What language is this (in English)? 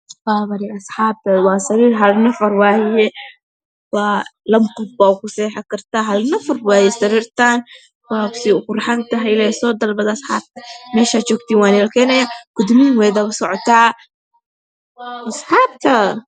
Somali